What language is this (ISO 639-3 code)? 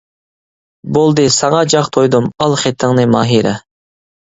uig